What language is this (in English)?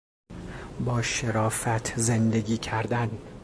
Persian